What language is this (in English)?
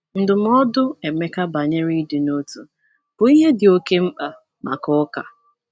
Igbo